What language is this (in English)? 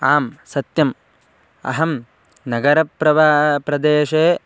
Sanskrit